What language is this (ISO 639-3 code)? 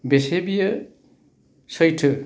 brx